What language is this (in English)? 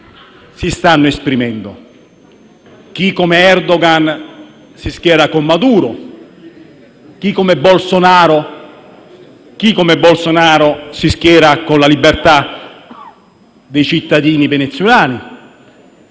Italian